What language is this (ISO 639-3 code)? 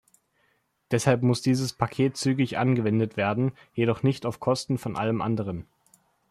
deu